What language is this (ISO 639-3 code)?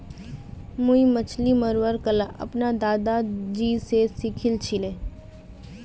mag